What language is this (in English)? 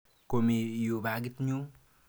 Kalenjin